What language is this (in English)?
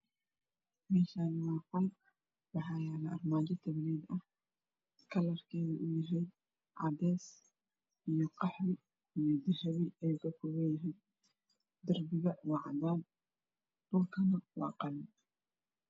Somali